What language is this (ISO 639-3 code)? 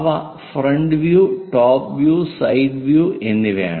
mal